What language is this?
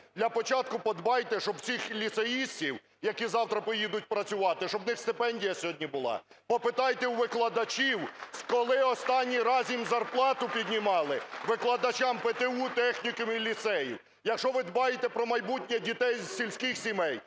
Ukrainian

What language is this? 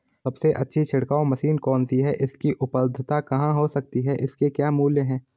Hindi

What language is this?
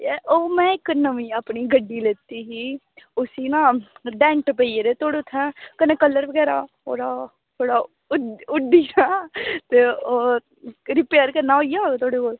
Dogri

